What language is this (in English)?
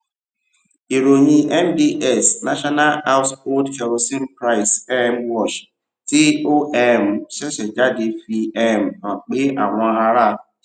Yoruba